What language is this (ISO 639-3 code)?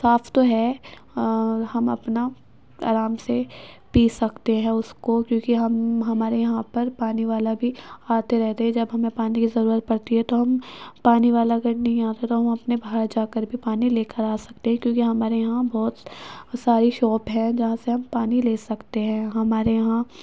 urd